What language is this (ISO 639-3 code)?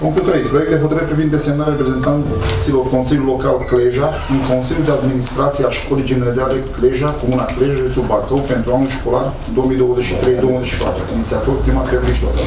ron